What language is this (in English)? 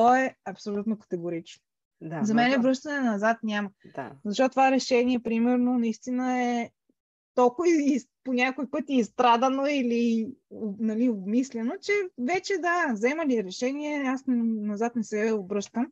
Bulgarian